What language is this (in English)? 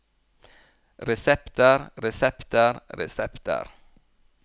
Norwegian